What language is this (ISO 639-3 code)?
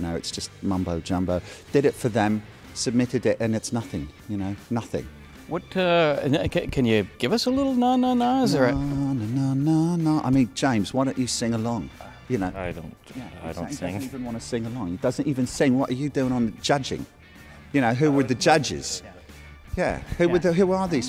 eng